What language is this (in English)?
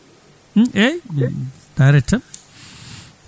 Fula